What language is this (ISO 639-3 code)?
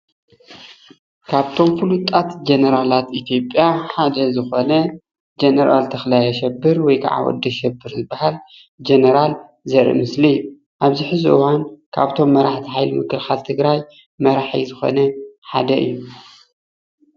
tir